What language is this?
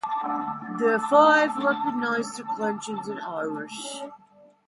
English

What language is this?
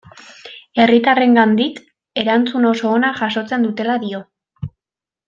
Basque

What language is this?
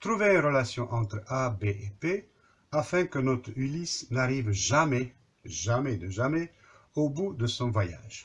French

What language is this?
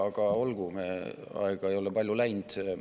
Estonian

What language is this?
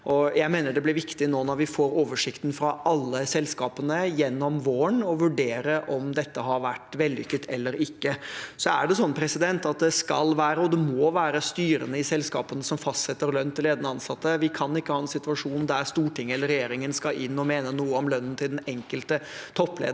Norwegian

